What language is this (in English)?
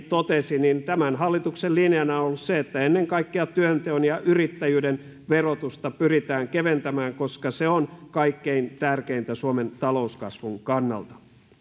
Finnish